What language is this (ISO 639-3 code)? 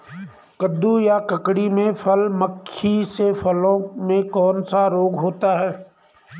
hin